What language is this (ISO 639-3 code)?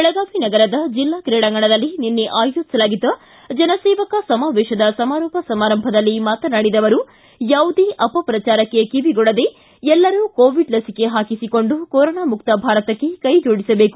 kan